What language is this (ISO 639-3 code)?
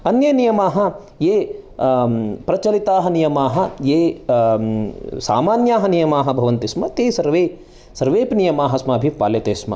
san